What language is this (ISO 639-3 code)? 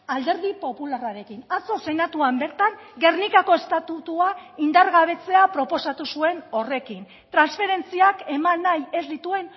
eus